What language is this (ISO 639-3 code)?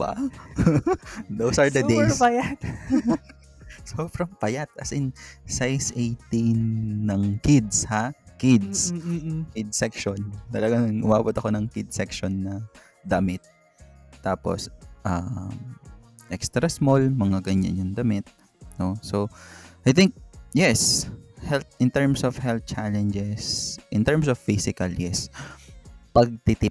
fil